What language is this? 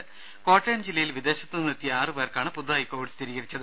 Malayalam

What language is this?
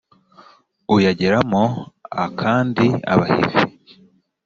Kinyarwanda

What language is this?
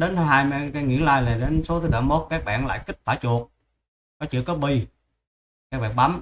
Vietnamese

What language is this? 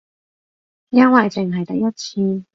Cantonese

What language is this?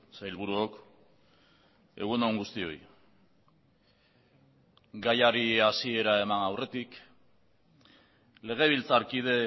Basque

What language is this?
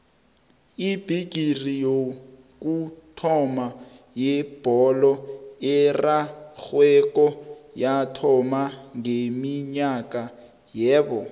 South Ndebele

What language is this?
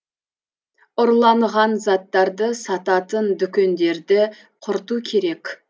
Kazakh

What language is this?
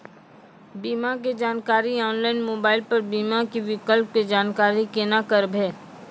Maithili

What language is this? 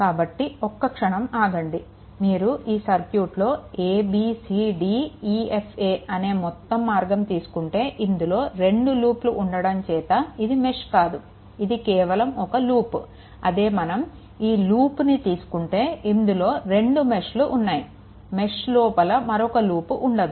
Telugu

